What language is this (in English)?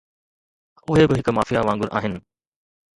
Sindhi